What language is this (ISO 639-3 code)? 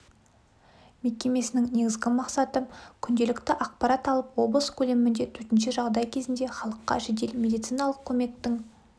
kaz